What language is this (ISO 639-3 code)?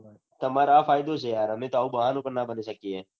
guj